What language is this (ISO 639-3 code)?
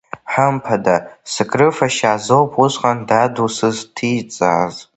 abk